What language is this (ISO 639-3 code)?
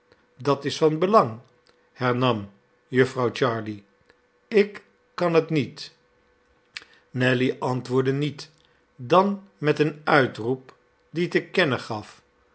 nld